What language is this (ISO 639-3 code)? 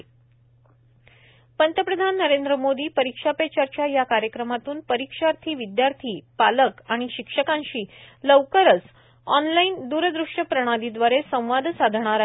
mar